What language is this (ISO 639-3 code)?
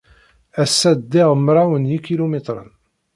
kab